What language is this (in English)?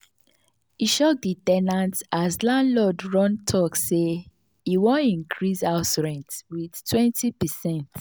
Nigerian Pidgin